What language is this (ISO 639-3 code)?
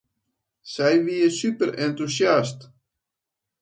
fry